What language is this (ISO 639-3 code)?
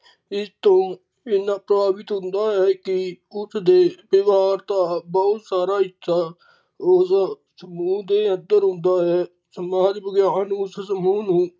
pan